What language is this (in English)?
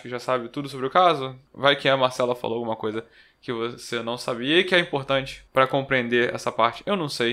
Portuguese